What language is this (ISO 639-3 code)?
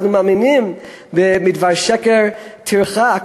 heb